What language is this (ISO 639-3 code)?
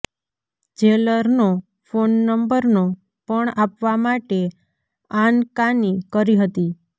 guj